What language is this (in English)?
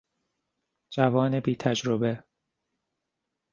Persian